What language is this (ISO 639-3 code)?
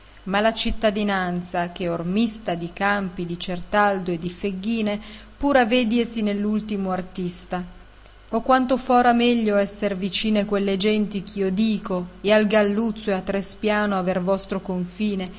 ita